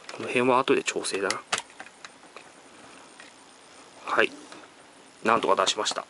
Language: Japanese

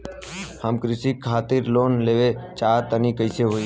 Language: Bhojpuri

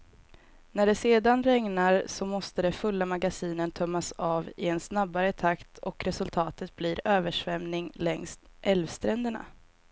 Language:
Swedish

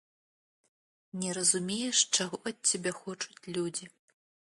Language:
Belarusian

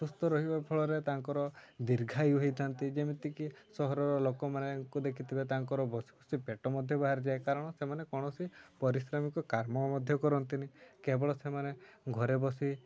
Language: Odia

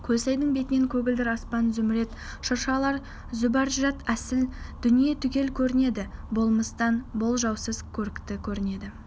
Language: Kazakh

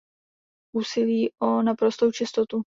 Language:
Czech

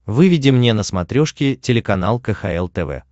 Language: Russian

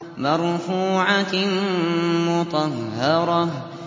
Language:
Arabic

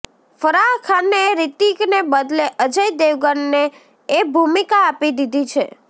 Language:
Gujarati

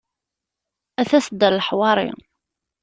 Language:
Kabyle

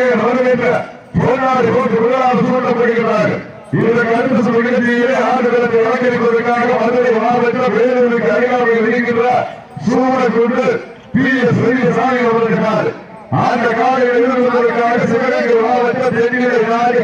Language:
Arabic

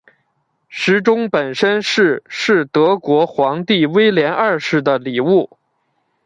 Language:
Chinese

